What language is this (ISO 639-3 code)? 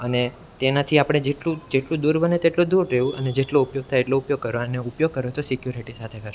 guj